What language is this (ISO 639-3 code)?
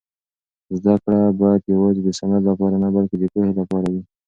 pus